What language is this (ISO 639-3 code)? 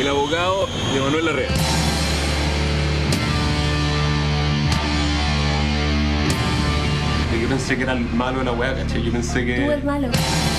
spa